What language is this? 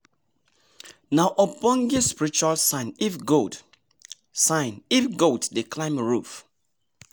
Nigerian Pidgin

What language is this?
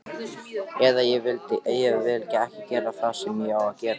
Icelandic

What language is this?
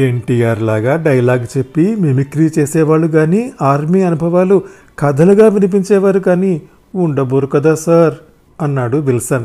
Telugu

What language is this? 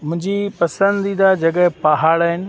Sindhi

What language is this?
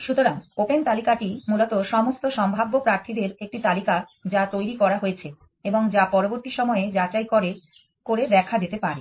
Bangla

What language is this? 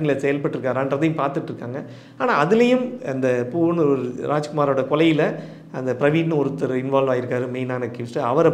Romanian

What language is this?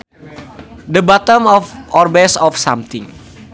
Sundanese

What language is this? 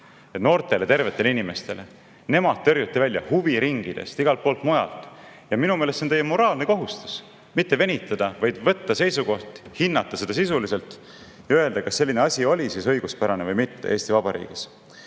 Estonian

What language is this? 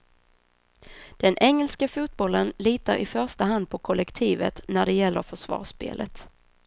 Swedish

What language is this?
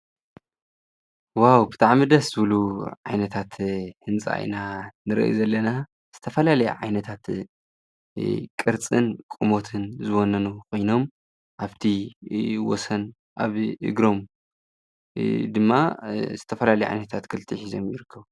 Tigrinya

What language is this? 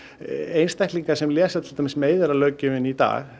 Icelandic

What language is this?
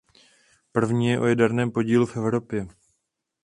Czech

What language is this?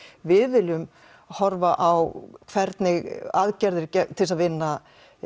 Icelandic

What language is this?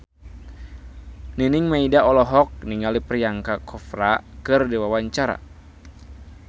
Sundanese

